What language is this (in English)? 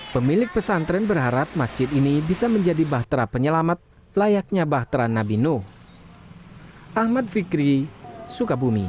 Indonesian